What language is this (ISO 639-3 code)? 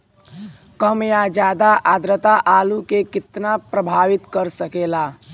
bho